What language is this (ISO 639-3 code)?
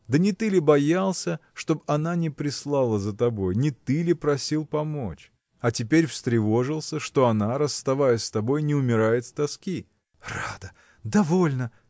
rus